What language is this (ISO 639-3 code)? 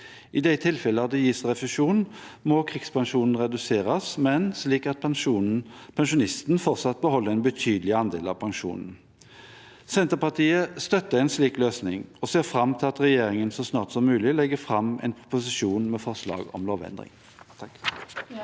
nor